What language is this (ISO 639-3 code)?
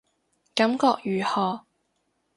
yue